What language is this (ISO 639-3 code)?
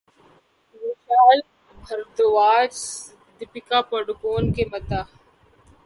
urd